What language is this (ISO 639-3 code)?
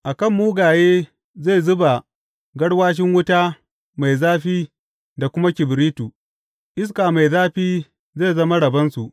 hau